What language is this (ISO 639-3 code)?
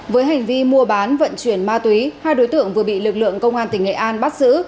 vie